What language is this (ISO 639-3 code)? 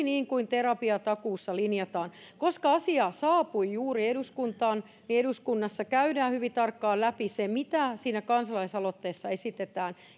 fin